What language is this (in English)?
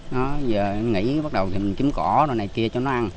Vietnamese